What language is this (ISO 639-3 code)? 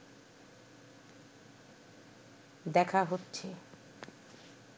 ben